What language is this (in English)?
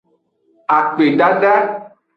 Aja (Benin)